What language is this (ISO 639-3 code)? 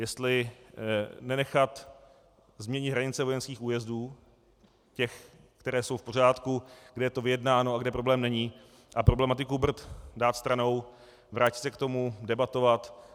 ces